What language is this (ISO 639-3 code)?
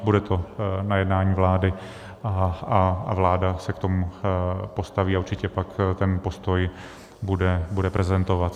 ces